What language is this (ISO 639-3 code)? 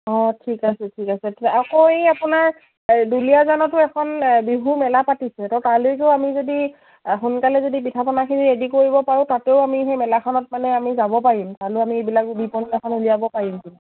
asm